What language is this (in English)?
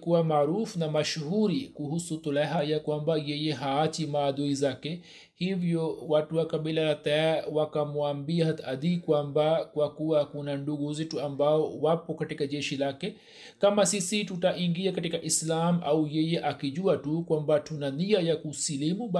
Swahili